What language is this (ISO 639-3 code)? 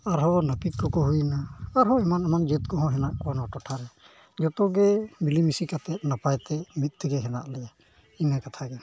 sat